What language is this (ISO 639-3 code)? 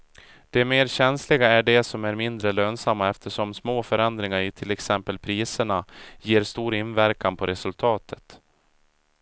swe